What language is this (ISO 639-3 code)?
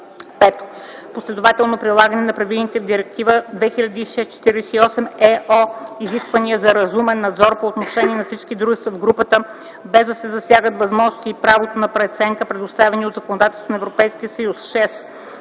bul